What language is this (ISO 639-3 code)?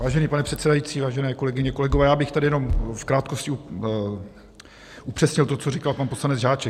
ces